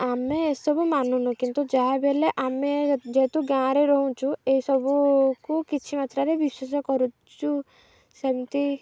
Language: Odia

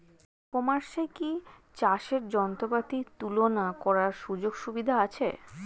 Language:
Bangla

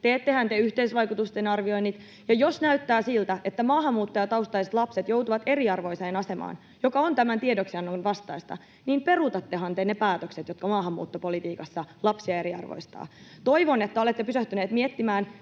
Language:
Finnish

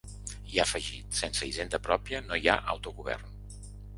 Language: Catalan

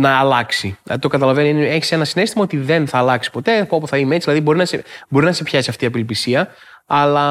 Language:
Greek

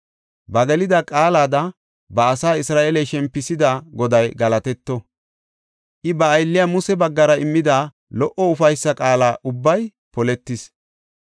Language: Gofa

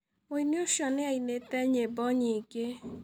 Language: Kikuyu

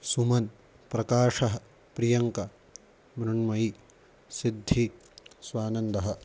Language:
Sanskrit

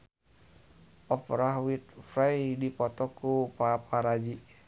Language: Sundanese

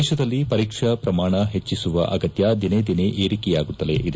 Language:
Kannada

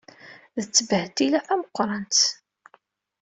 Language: Kabyle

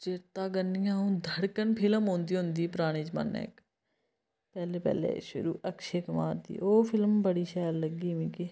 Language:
Dogri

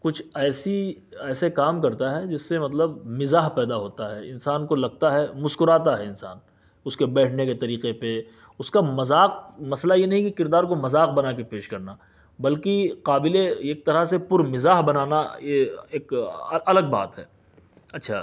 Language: Urdu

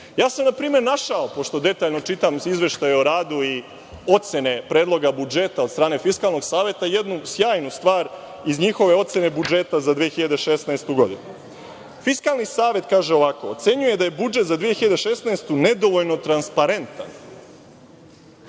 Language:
Serbian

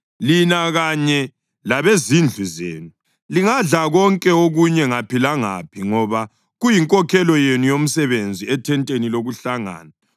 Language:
North Ndebele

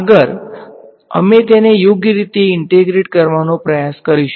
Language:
Gujarati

